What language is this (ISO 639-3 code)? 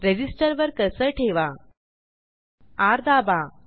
mar